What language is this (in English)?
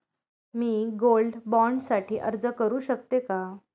Marathi